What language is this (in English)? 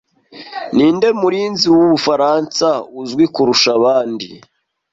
Kinyarwanda